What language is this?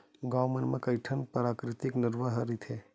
Chhattisgarhi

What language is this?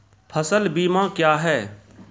Maithili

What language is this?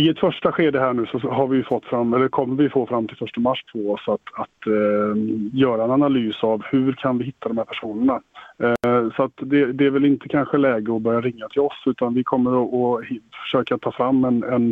Swedish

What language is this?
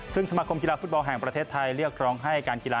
Thai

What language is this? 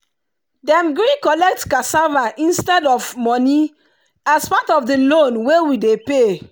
Nigerian Pidgin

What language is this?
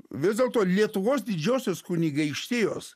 Lithuanian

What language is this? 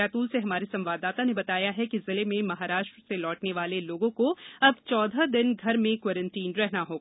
Hindi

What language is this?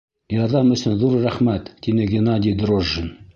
Bashkir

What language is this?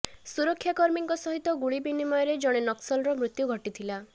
Odia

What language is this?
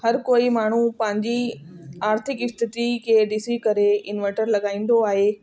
Sindhi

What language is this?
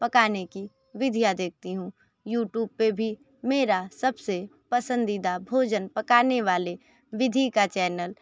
Hindi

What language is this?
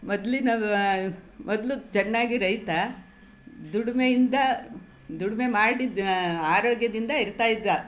Kannada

